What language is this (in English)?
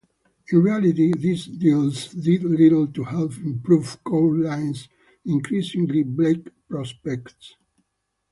English